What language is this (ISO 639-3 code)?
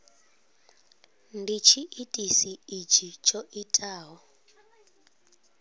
ven